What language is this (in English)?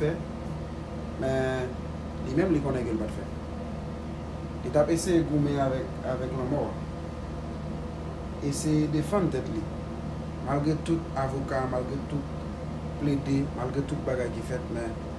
French